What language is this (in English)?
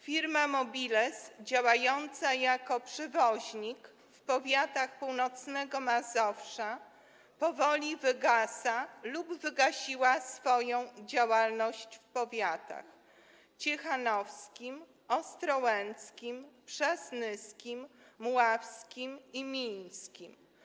Polish